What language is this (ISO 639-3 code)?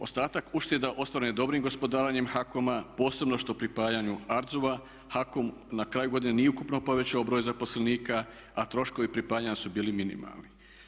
hrv